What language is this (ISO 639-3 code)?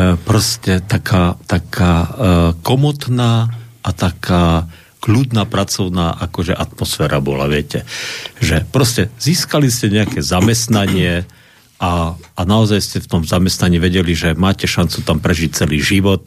slk